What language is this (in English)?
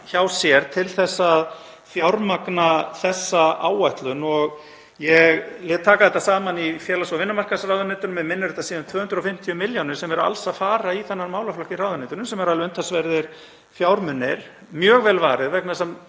Icelandic